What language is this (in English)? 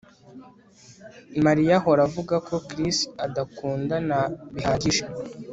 Kinyarwanda